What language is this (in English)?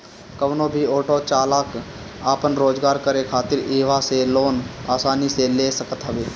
Bhojpuri